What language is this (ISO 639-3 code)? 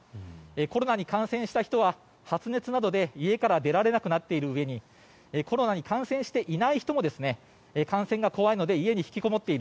jpn